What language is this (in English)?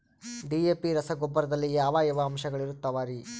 Kannada